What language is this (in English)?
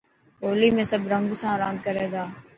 Dhatki